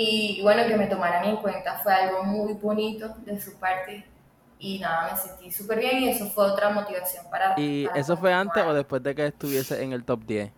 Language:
Spanish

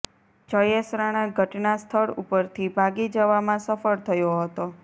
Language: Gujarati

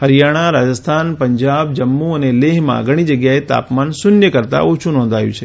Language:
Gujarati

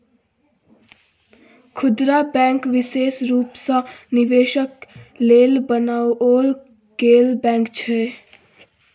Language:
Maithili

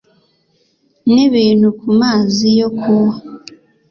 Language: Kinyarwanda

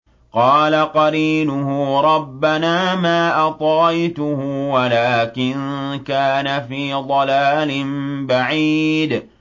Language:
Arabic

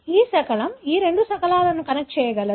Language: Telugu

